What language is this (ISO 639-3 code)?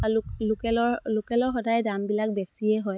asm